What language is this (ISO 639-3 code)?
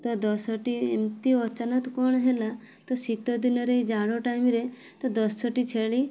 ori